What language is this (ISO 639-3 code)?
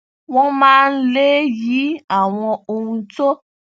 yor